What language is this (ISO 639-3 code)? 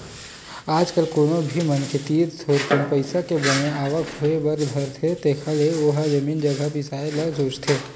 hne